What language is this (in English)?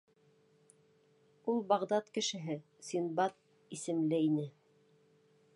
Bashkir